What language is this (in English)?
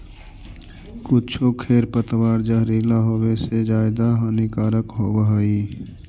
Magahi